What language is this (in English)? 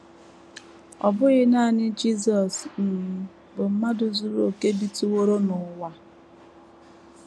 Igbo